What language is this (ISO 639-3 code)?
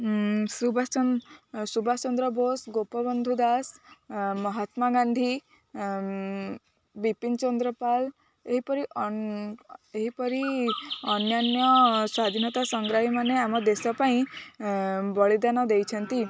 ori